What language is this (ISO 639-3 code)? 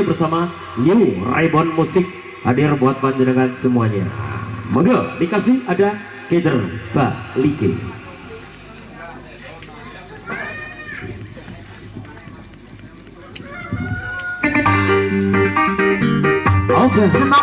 ind